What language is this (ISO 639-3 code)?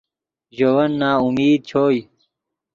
ydg